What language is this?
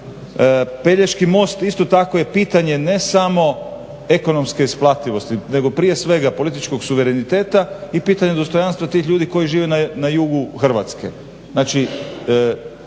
Croatian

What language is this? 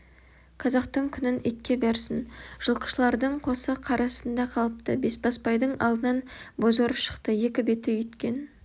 Kazakh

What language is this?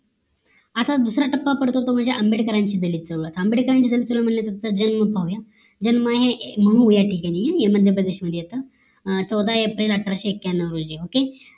Marathi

